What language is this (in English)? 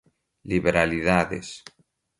Portuguese